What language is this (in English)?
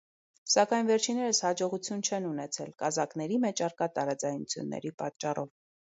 Armenian